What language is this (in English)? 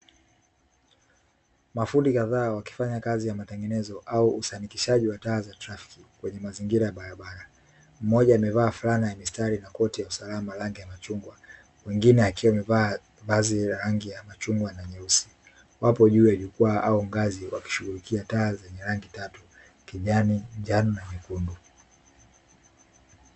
Swahili